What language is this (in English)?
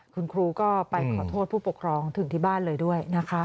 Thai